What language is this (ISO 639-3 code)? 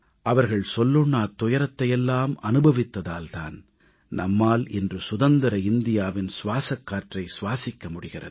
tam